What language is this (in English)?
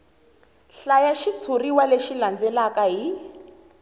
Tsonga